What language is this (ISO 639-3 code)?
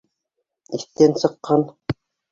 bak